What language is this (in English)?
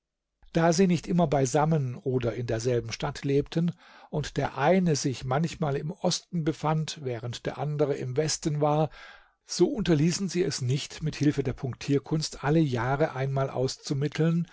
German